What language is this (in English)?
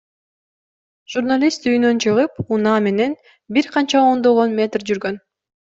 Kyrgyz